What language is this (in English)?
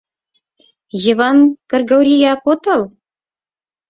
Mari